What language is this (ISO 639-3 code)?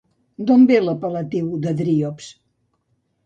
cat